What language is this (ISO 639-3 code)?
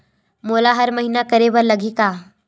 hne